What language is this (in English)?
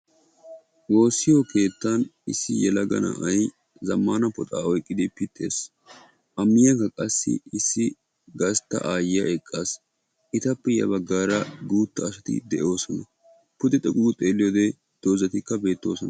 Wolaytta